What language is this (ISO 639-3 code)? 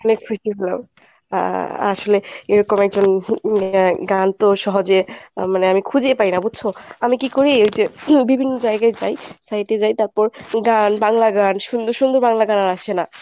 ben